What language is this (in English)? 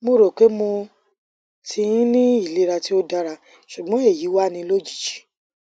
Yoruba